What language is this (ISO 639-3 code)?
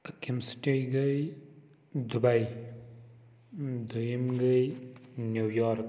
kas